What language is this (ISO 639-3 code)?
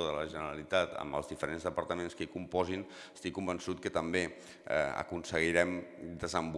cat